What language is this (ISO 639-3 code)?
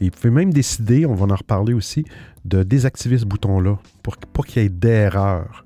fra